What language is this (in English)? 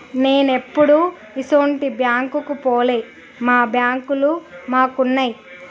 Telugu